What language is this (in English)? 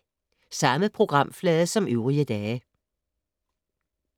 Danish